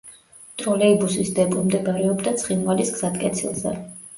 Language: Georgian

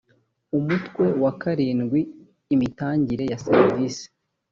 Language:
Kinyarwanda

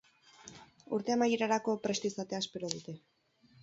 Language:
Basque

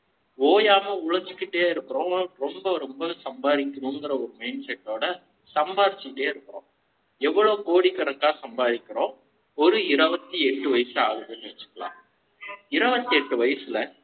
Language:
Tamil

